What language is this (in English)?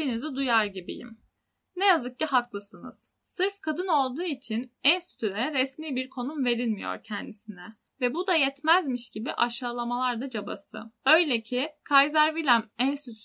Turkish